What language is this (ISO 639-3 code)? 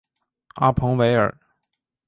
zho